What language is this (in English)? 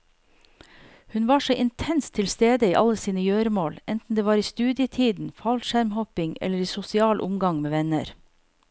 Norwegian